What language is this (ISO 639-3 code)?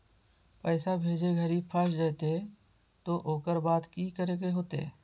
mag